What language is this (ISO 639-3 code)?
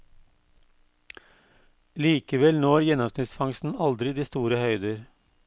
nor